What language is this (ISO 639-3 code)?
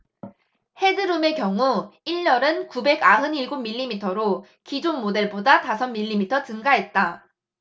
kor